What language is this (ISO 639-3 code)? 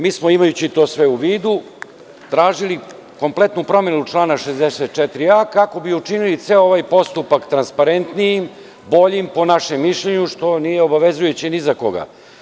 srp